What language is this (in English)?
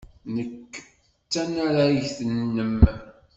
Kabyle